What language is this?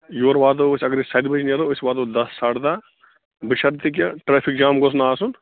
Kashmiri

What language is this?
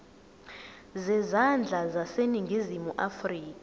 Zulu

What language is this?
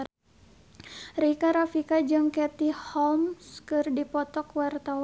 Sundanese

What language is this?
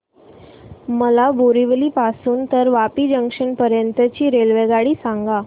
Marathi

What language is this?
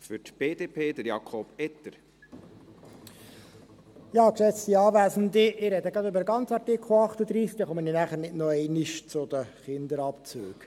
Swiss German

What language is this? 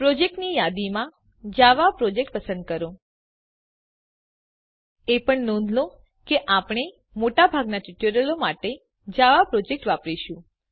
Gujarati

